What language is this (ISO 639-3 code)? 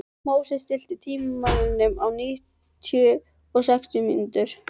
isl